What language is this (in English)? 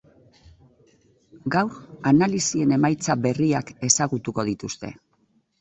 Basque